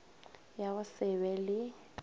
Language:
Northern Sotho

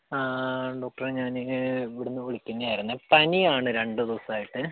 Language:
Malayalam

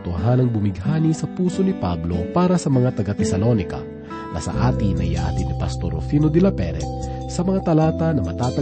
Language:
Filipino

